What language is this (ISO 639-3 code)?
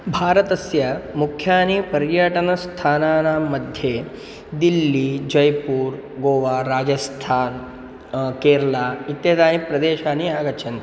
san